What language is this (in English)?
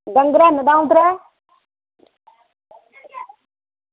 Dogri